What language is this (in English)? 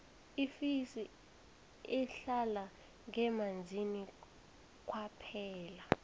South Ndebele